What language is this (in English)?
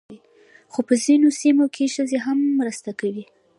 Pashto